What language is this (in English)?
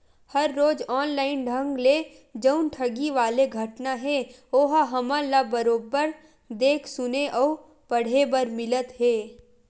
Chhattisgarhi